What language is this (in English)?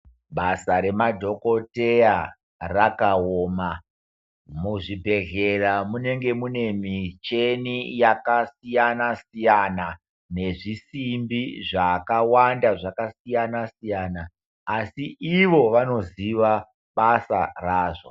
Ndau